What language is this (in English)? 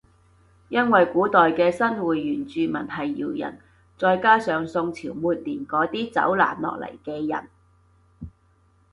Cantonese